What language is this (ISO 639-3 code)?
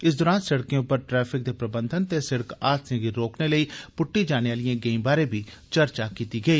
doi